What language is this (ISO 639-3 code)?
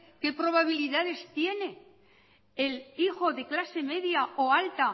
spa